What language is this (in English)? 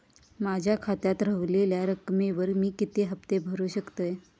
Marathi